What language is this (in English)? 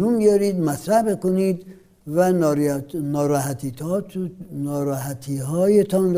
Persian